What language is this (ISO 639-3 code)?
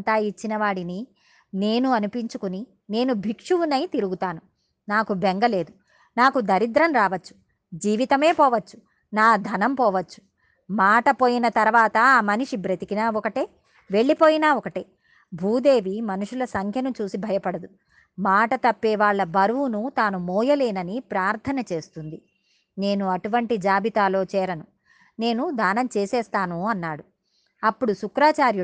tel